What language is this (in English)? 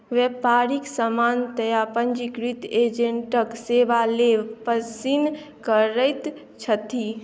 Maithili